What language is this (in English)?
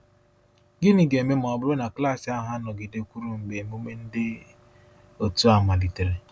Igbo